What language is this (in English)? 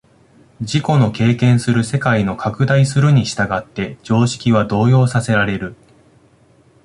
Japanese